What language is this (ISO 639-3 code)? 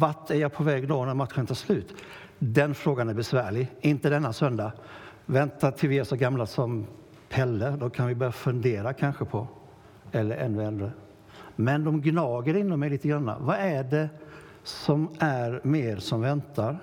swe